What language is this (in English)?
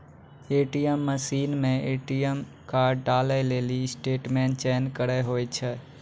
Maithili